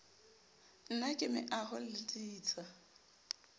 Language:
Southern Sotho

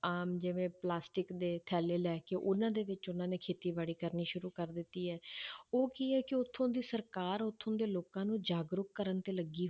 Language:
Punjabi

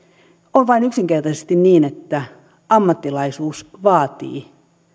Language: Finnish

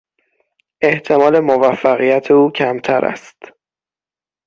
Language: Persian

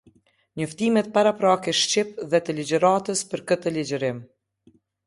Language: Albanian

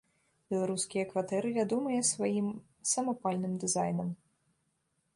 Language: Belarusian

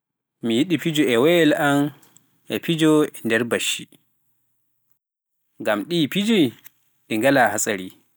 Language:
Pular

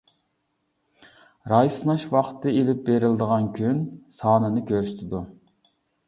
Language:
Uyghur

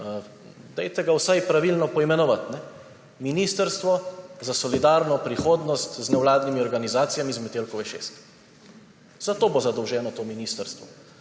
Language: Slovenian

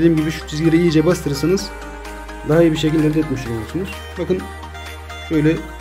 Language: Turkish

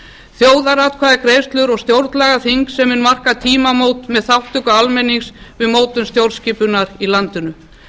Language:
Icelandic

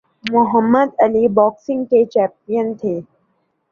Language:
Urdu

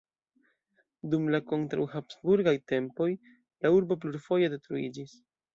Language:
Esperanto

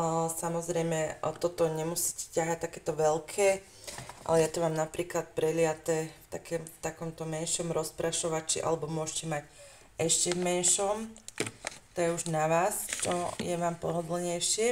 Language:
Slovak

